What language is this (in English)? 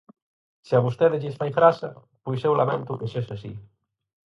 Galician